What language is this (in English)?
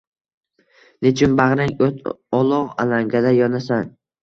Uzbek